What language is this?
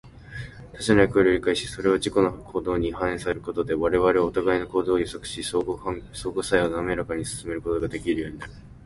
Japanese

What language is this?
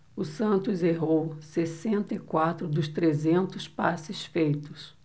Portuguese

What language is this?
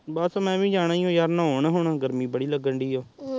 Punjabi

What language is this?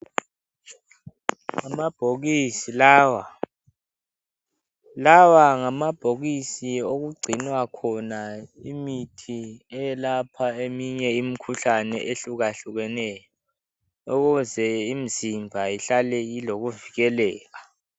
North Ndebele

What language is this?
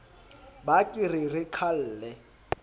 Southern Sotho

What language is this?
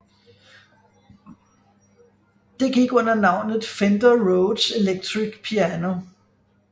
Danish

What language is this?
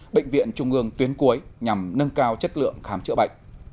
Vietnamese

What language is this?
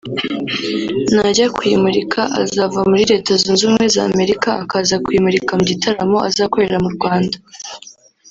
Kinyarwanda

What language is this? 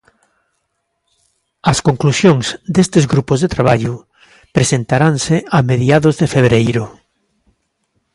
Galician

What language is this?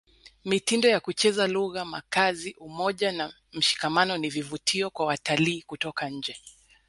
Swahili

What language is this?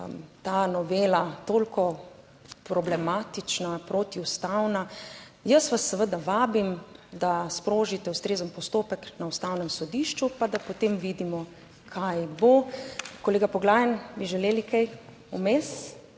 Slovenian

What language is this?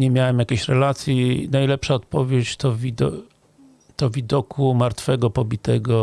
Polish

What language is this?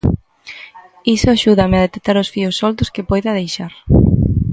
Galician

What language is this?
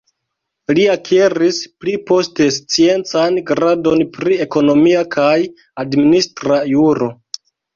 Esperanto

